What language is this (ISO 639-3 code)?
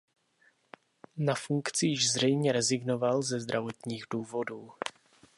ces